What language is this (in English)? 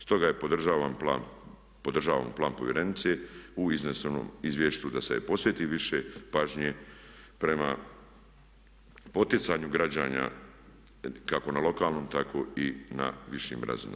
Croatian